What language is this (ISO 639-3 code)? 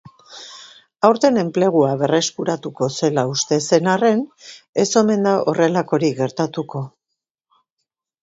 eus